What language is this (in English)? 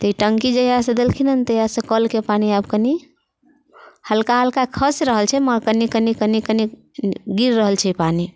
Maithili